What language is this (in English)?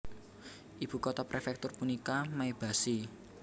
Javanese